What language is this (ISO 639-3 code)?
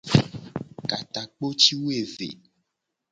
gej